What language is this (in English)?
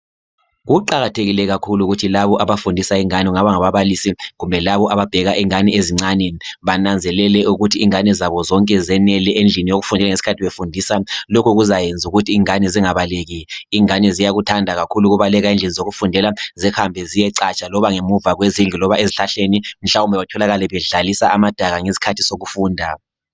North Ndebele